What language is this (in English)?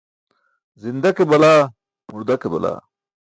Burushaski